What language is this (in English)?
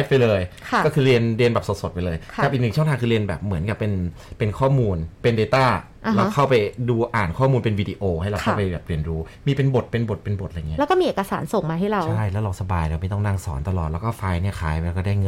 Thai